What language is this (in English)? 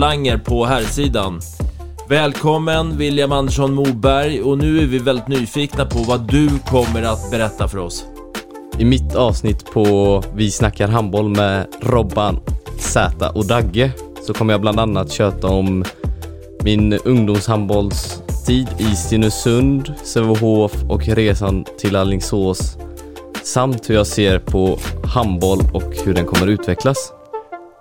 Swedish